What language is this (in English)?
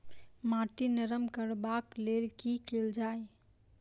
Maithili